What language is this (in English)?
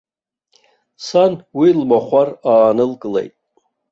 Abkhazian